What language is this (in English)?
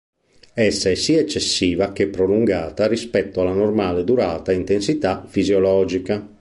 Italian